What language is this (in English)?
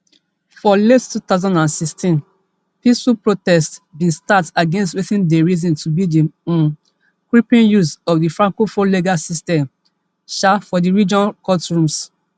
Nigerian Pidgin